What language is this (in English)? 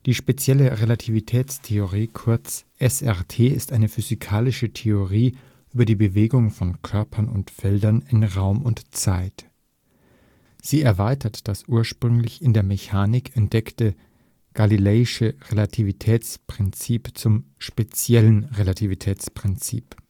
German